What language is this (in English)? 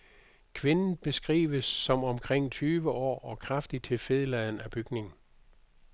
Danish